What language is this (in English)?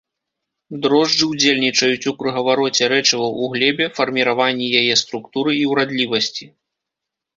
Belarusian